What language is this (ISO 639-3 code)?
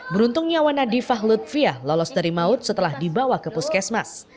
ind